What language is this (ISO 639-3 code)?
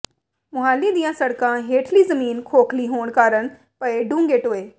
pan